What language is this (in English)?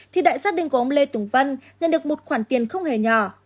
Vietnamese